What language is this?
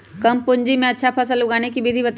Magahi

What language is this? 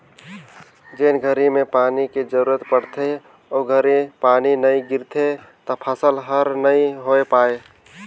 Chhattisgarhi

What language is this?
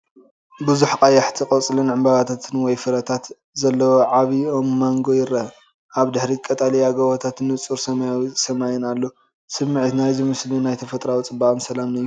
Tigrinya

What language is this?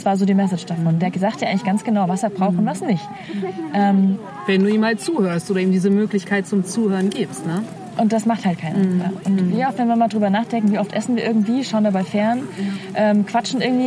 German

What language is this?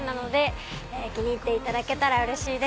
Japanese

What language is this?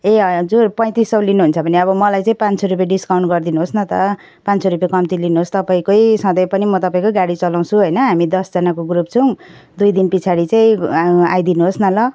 Nepali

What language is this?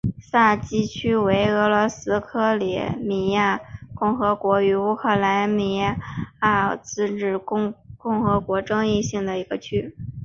Chinese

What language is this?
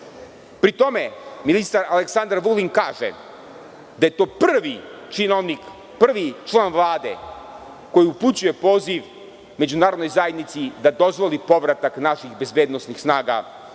Serbian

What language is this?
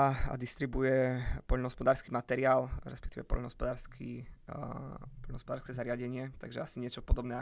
Slovak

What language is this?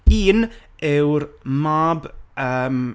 Welsh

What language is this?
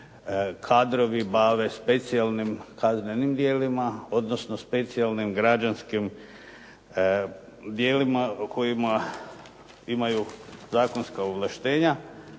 Croatian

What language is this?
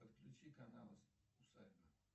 Russian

